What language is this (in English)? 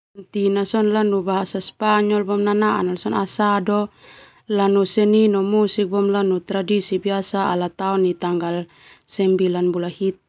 Termanu